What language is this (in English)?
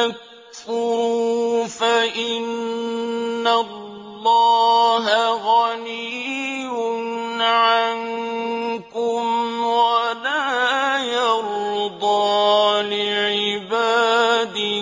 Arabic